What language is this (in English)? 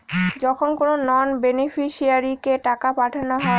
Bangla